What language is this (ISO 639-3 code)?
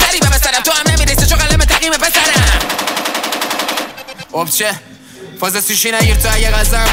fas